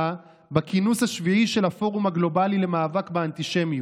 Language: Hebrew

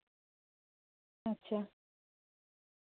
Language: Santali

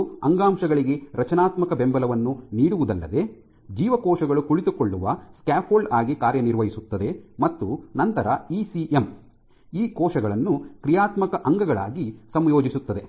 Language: Kannada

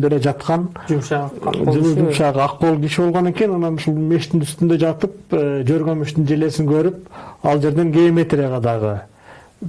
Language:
Turkish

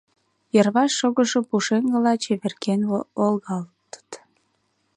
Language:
Mari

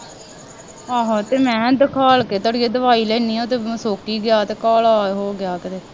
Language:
Punjabi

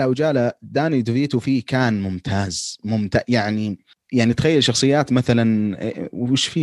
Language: Arabic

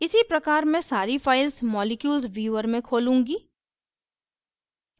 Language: Hindi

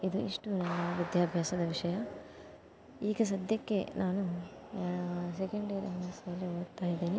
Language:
Kannada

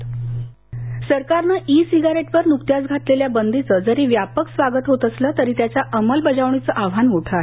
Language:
Marathi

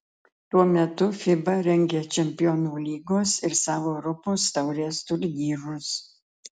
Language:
Lithuanian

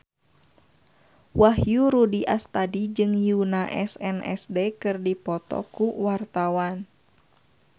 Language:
Sundanese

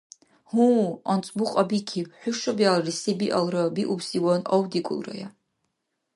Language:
Dargwa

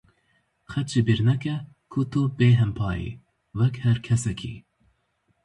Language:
Kurdish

